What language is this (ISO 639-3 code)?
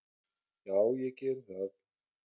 isl